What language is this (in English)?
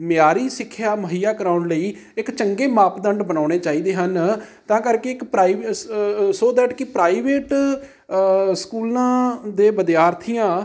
Punjabi